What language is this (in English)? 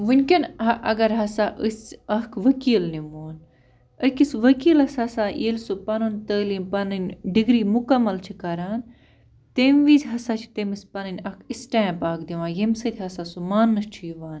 Kashmiri